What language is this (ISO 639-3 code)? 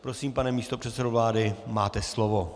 ces